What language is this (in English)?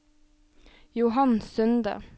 Norwegian